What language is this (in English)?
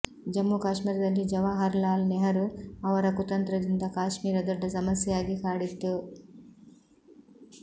Kannada